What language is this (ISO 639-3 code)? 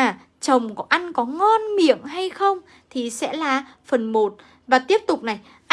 vie